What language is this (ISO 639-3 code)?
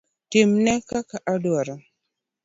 luo